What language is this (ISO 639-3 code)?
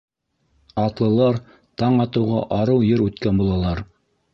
bak